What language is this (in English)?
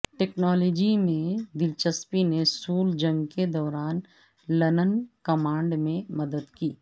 Urdu